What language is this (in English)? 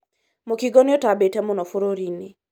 Kikuyu